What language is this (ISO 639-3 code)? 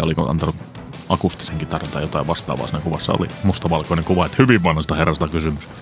fin